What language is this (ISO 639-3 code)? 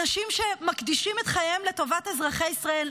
heb